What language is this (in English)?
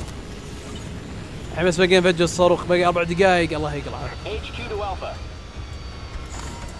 Arabic